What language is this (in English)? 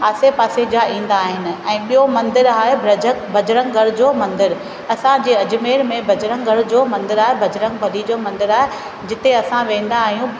Sindhi